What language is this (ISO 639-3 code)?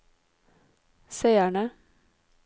nor